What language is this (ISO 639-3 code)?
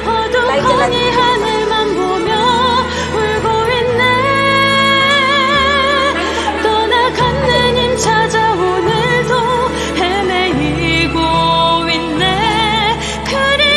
hin